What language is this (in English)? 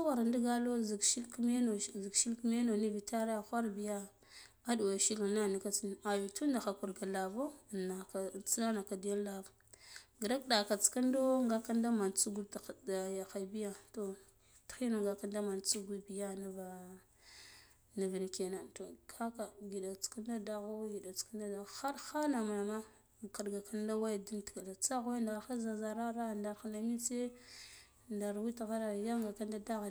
Guduf-Gava